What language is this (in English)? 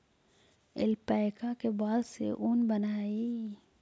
Magahi